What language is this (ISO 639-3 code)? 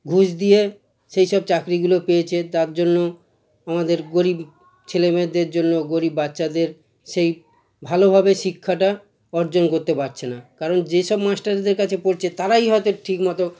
ben